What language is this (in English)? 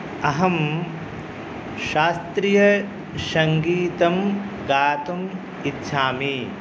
Sanskrit